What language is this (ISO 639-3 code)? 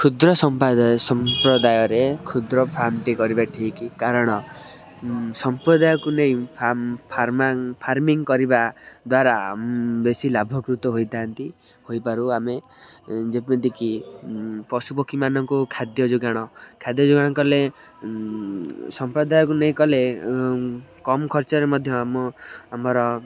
ori